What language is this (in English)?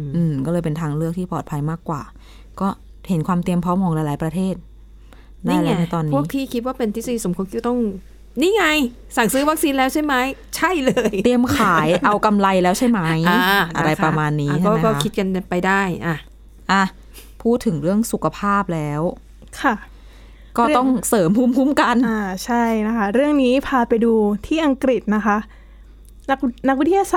Thai